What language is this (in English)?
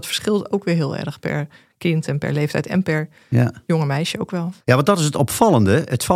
Dutch